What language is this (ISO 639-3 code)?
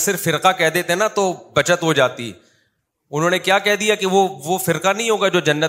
urd